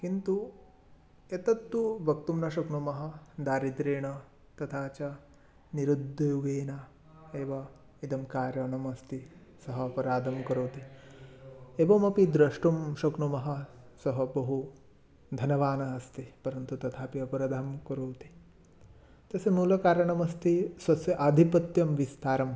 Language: Sanskrit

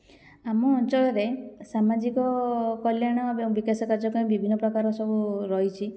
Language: Odia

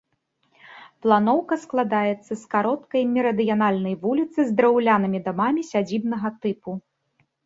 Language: Belarusian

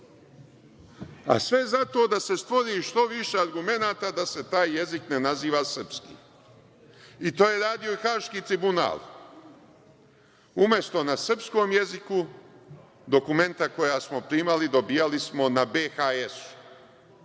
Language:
Serbian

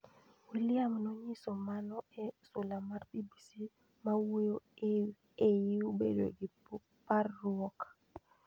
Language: Luo (Kenya and Tanzania)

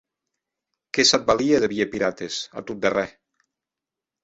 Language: Occitan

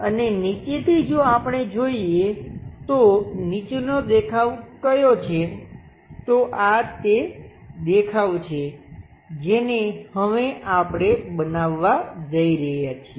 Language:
Gujarati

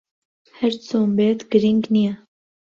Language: Central Kurdish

